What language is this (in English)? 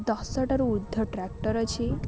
Odia